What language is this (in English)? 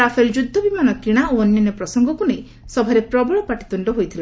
Odia